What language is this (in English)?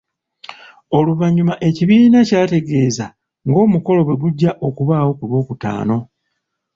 Ganda